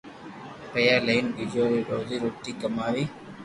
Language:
Loarki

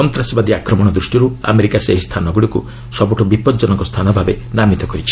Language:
Odia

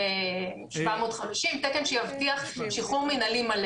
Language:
Hebrew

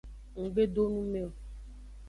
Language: Aja (Benin)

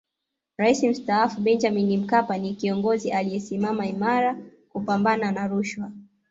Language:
Swahili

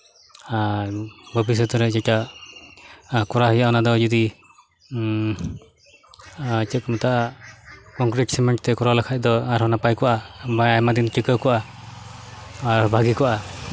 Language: Santali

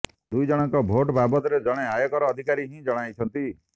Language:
Odia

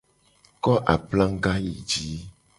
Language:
Gen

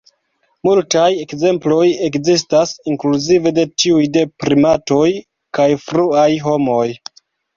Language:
Esperanto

